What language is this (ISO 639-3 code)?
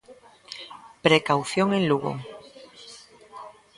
glg